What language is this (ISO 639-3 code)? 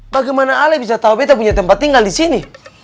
ind